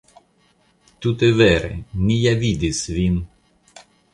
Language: Esperanto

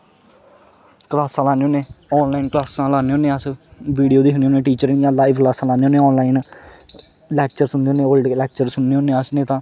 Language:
Dogri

